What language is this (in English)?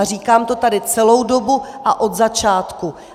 Czech